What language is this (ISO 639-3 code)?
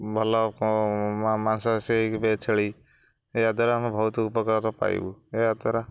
ori